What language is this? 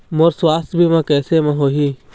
Chhattisgarhi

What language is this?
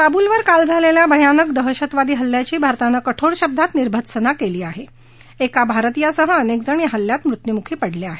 Marathi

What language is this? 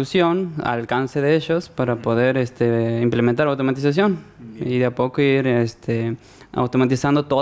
Spanish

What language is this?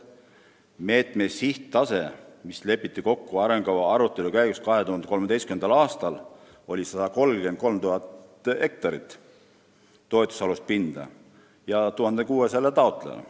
Estonian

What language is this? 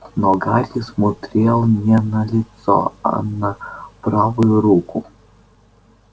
Russian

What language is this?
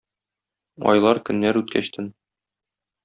Tatar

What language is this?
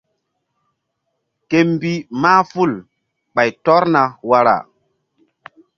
Mbum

